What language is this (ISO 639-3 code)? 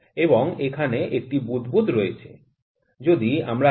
ben